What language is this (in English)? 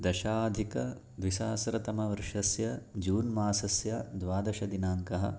Sanskrit